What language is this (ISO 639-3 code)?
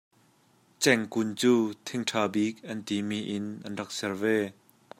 cnh